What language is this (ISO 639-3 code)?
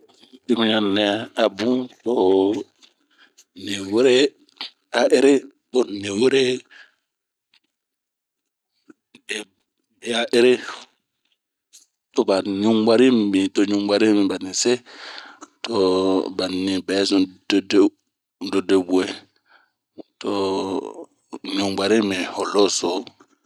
bmq